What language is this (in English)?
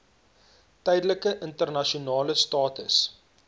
Afrikaans